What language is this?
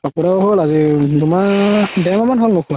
Assamese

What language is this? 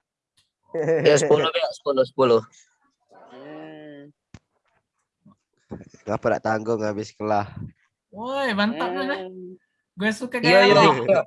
Indonesian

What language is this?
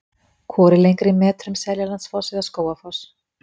Icelandic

